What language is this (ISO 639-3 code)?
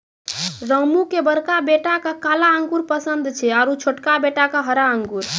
mai